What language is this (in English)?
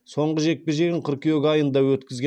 Kazakh